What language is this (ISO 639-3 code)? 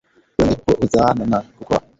swa